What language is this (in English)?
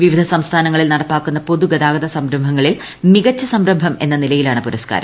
Malayalam